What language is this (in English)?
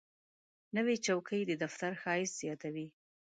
Pashto